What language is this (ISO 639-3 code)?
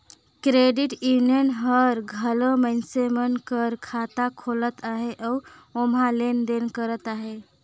hne